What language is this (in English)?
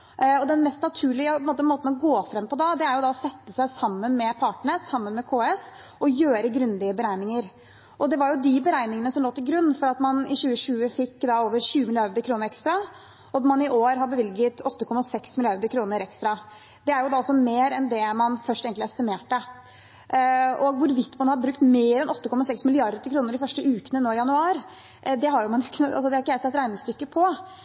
Norwegian Bokmål